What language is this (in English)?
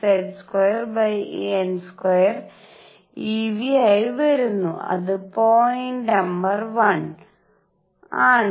Malayalam